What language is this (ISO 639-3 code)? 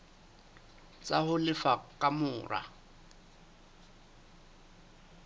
sot